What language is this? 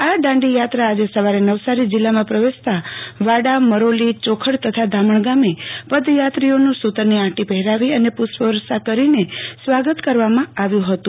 Gujarati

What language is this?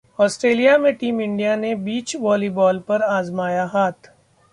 Hindi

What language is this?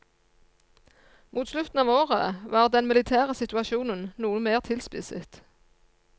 Norwegian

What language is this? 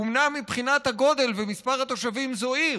Hebrew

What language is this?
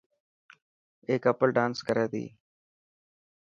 Dhatki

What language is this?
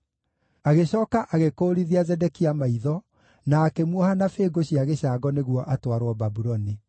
Kikuyu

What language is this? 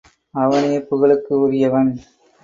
Tamil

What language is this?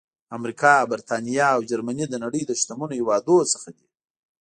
Pashto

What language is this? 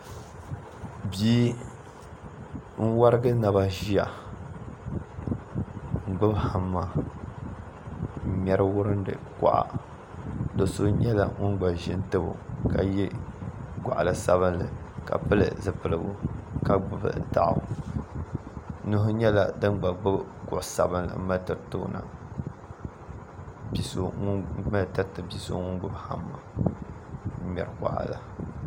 Dagbani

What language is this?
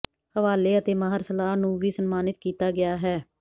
Punjabi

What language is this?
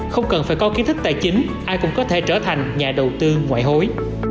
Vietnamese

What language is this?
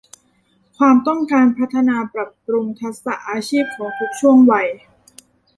Thai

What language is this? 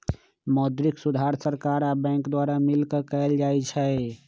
Magahi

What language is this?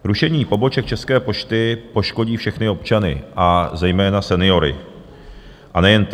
Czech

